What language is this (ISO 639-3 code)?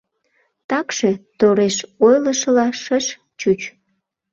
chm